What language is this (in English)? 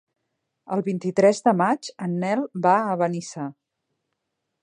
Catalan